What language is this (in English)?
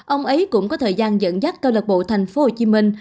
Vietnamese